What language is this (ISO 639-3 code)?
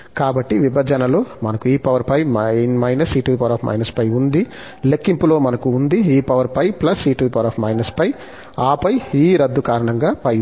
tel